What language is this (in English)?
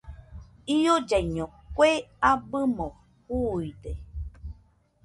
Nüpode Huitoto